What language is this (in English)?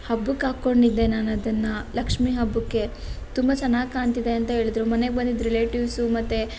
Kannada